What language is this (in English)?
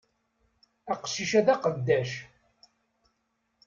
Kabyle